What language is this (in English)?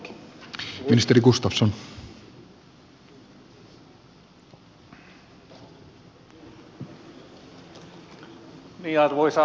Finnish